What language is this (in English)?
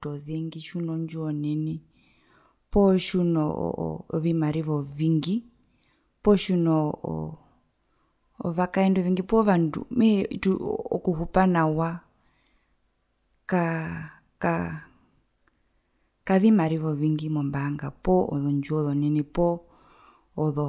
Herero